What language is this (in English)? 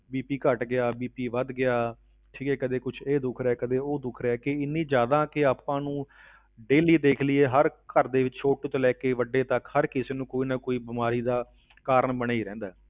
Punjabi